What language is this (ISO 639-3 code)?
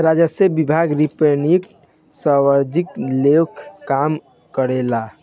bho